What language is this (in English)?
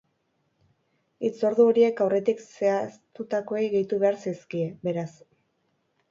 Basque